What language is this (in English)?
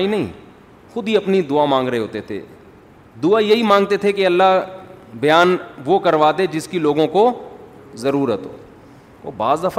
Urdu